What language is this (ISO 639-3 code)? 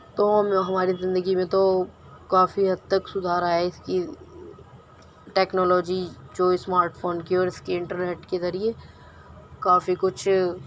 urd